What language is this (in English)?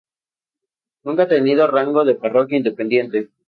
Spanish